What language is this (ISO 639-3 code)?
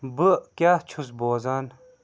kas